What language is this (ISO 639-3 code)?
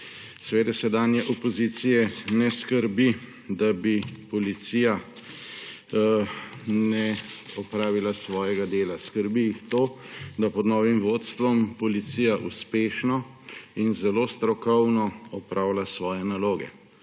slv